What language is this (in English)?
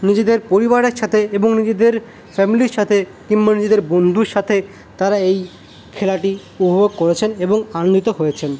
Bangla